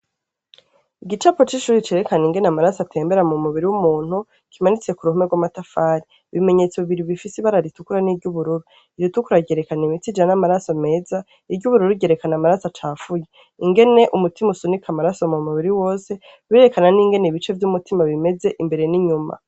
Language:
Rundi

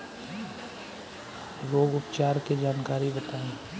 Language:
Bhojpuri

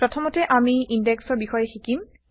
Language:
Assamese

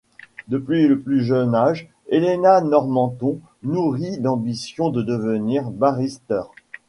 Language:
French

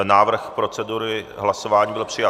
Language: Czech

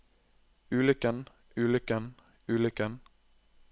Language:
Norwegian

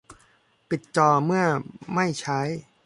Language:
Thai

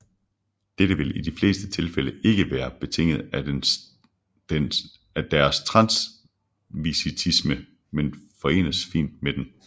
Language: Danish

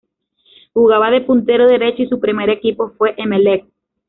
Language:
Spanish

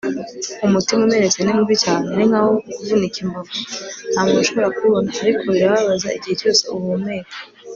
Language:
Kinyarwanda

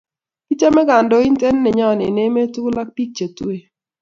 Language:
Kalenjin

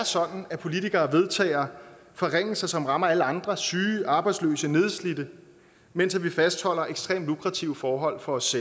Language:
Danish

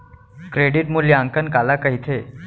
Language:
Chhattisgarhi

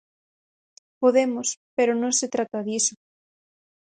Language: Galician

